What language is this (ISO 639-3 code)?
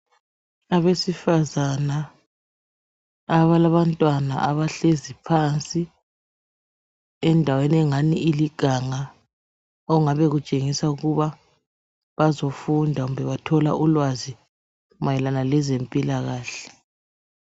nde